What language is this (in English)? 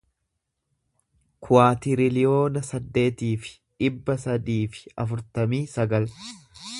Oromo